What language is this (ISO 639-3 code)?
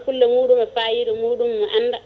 ful